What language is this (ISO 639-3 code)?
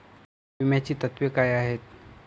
mar